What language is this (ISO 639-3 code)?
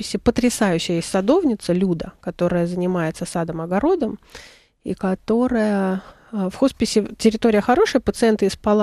rus